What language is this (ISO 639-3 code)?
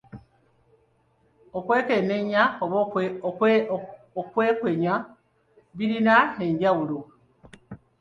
lug